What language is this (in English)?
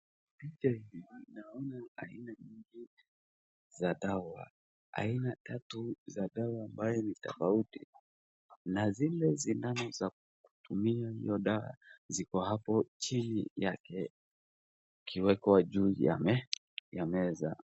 Swahili